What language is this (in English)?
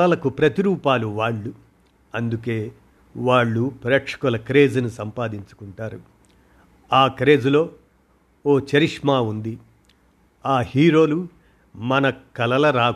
Telugu